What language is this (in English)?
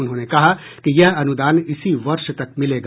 Hindi